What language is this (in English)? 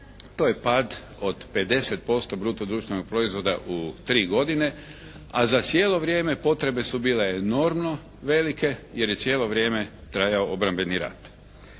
Croatian